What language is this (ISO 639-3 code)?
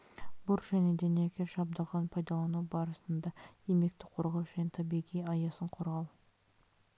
kaz